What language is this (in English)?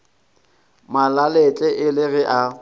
Northern Sotho